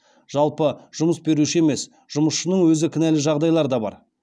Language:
Kazakh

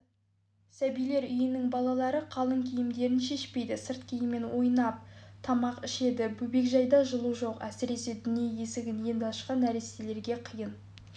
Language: Kazakh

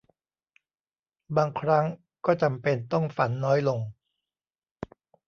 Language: Thai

